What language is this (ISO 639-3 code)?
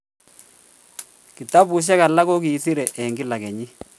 kln